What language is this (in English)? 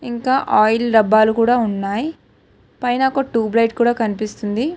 Telugu